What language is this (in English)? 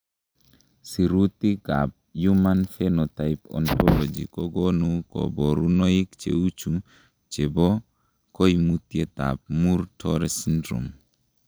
Kalenjin